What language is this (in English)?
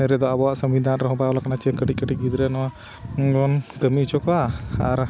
Santali